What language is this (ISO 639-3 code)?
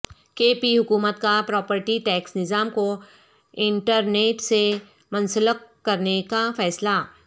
urd